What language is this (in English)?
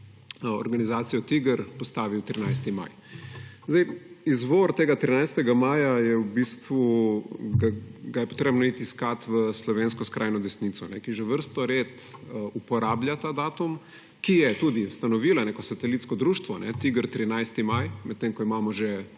Slovenian